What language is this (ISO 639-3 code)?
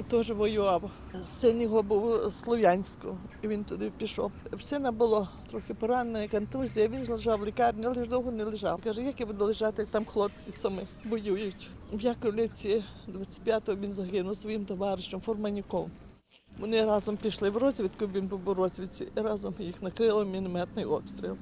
ukr